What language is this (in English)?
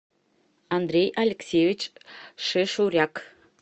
Russian